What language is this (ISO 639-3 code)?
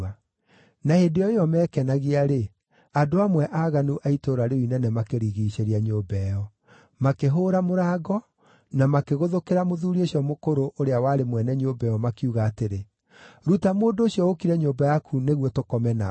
kik